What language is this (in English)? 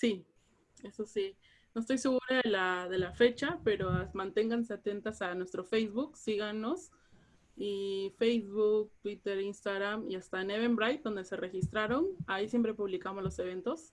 Spanish